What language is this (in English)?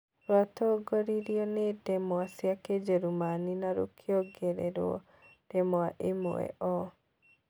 Kikuyu